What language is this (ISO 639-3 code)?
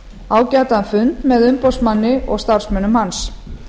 isl